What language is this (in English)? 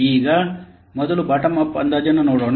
Kannada